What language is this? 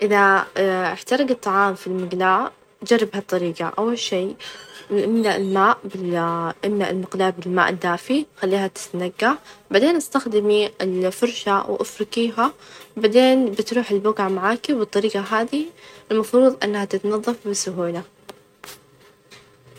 Najdi Arabic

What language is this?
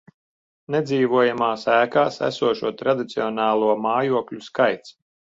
Latvian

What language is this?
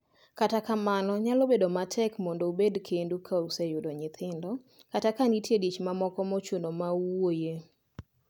Luo (Kenya and Tanzania)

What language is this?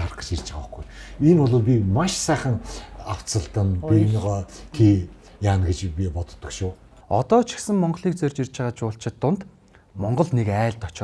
Turkish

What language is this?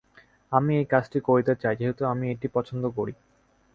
Bangla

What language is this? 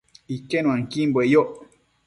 Matsés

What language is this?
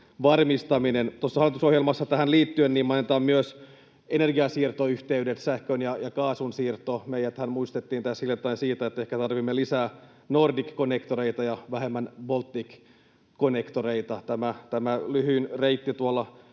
Finnish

